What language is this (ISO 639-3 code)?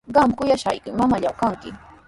qws